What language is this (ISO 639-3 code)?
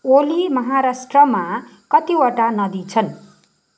nep